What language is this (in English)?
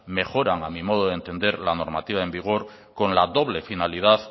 Spanish